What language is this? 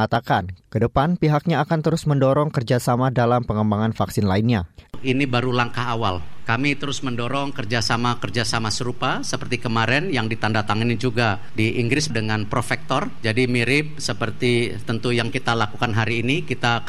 Indonesian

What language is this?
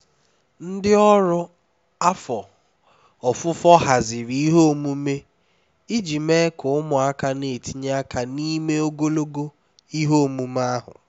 Igbo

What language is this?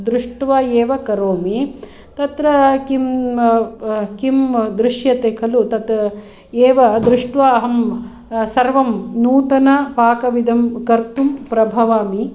Sanskrit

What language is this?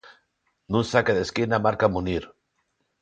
Galician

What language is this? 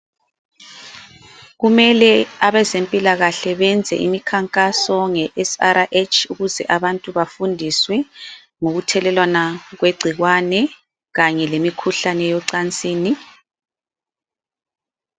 North Ndebele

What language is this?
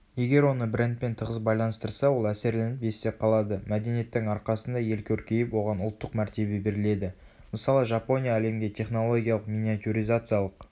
Kazakh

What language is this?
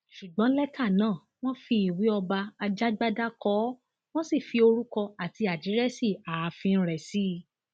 Yoruba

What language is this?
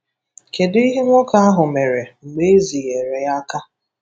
Igbo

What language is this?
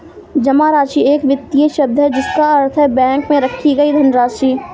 Hindi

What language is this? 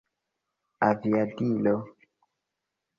Esperanto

